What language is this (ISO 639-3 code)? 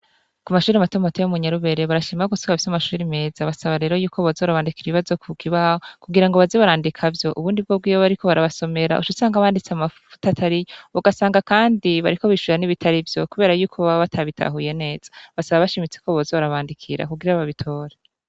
run